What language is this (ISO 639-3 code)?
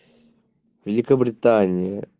rus